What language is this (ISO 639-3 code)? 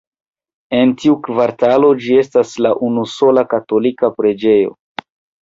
epo